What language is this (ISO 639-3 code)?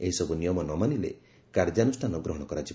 ori